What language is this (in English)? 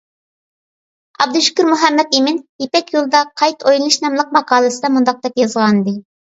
Uyghur